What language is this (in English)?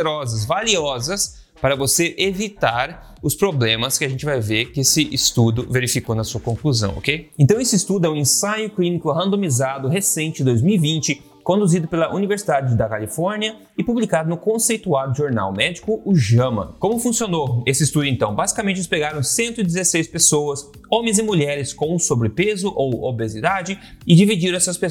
Portuguese